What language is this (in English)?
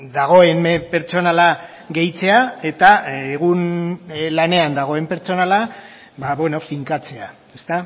Basque